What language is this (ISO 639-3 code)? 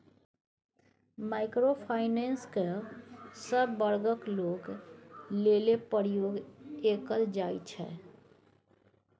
mai